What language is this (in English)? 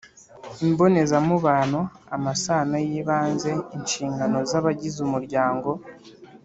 Kinyarwanda